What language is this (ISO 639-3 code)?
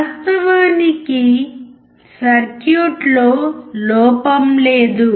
tel